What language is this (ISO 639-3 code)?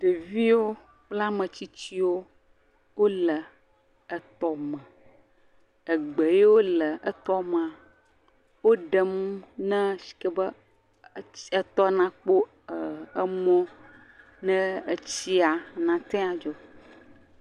ewe